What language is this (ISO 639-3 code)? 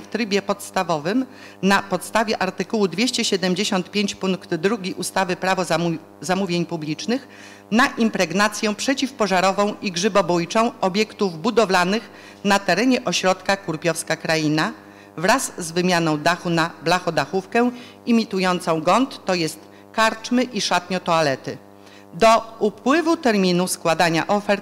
pol